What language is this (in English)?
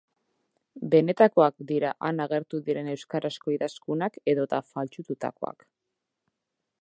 Basque